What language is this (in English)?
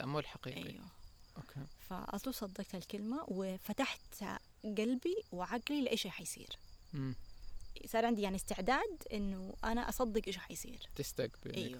Arabic